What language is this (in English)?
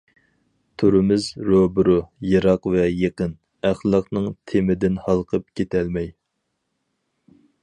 Uyghur